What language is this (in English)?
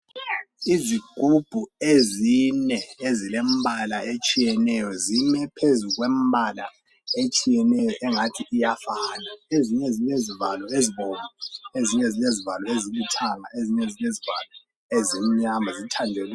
North Ndebele